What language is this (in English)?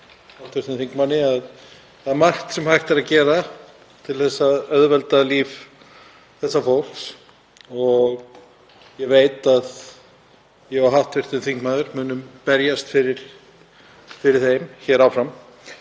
Icelandic